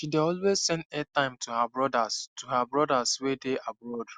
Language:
Nigerian Pidgin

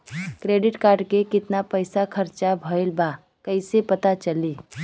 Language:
Bhojpuri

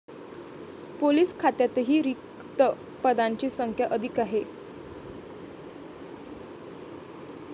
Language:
Marathi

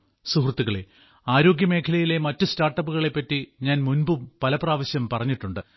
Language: Malayalam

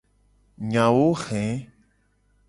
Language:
Gen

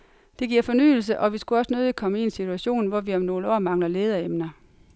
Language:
Danish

